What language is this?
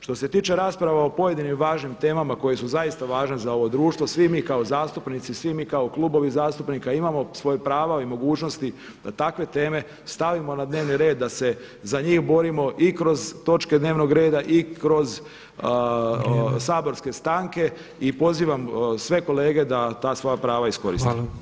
Croatian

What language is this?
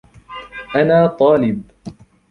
Arabic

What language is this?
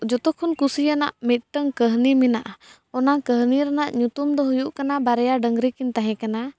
Santali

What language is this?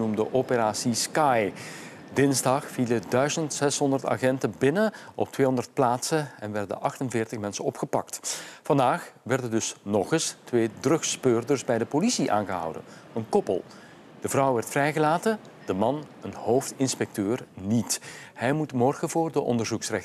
Dutch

